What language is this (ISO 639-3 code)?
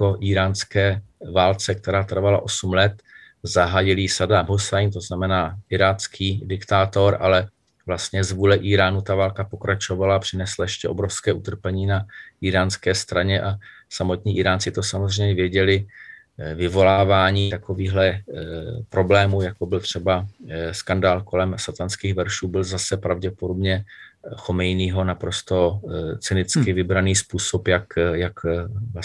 ces